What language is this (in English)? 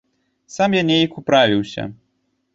Belarusian